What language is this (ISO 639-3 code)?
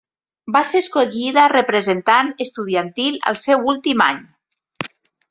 cat